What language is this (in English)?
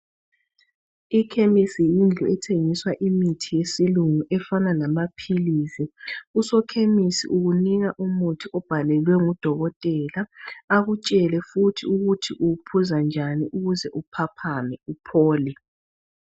North Ndebele